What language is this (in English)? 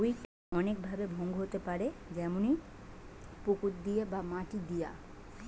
Bangla